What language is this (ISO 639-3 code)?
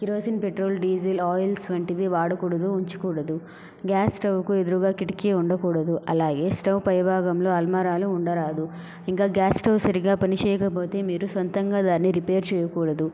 tel